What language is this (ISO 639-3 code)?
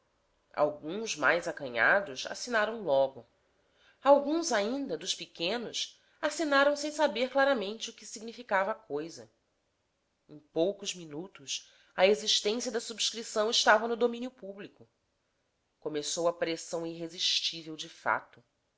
por